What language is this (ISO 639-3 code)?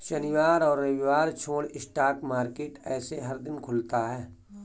hin